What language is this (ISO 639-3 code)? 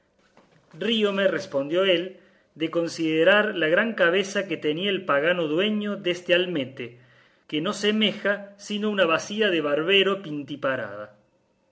spa